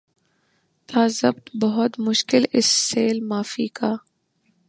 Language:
Urdu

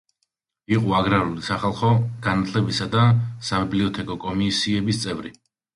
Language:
Georgian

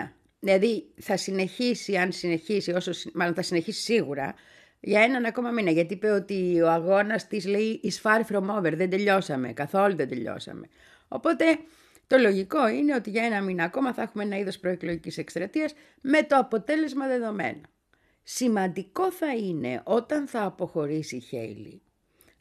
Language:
Greek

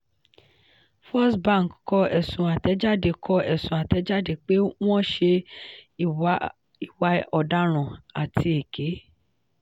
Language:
Yoruba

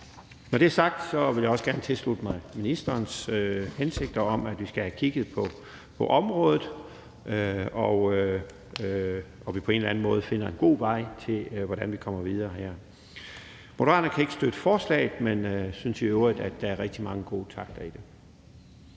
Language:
Danish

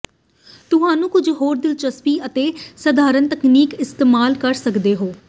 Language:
Punjabi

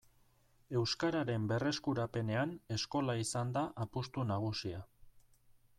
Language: Basque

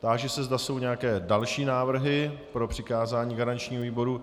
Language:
Czech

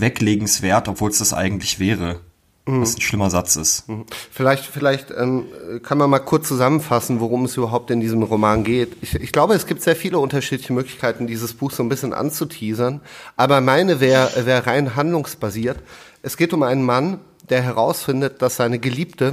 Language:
German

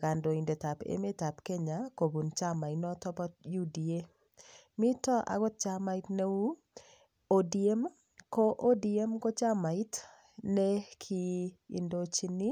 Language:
Kalenjin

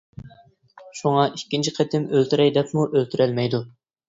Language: Uyghur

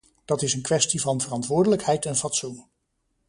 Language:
Dutch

